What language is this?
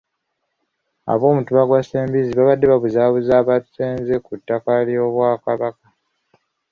Ganda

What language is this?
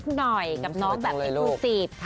Thai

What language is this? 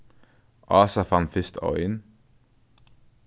Faroese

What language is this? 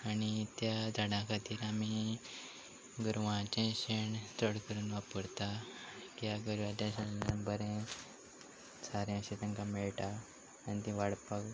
Konkani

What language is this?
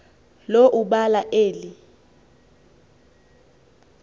Xhosa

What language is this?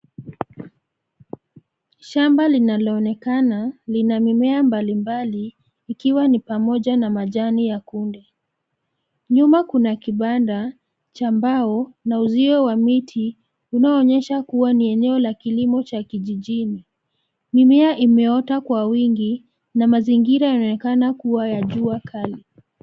Swahili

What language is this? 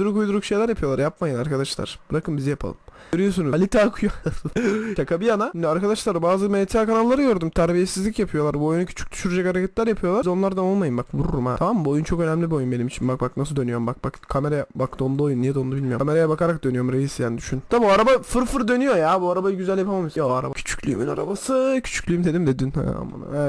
Turkish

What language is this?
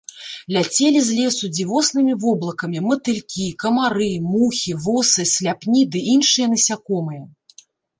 Belarusian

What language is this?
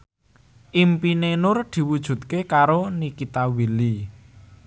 Javanese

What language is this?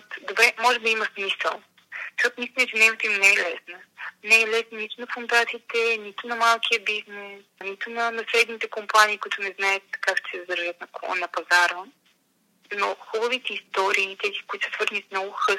Bulgarian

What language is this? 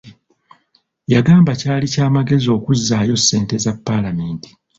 Ganda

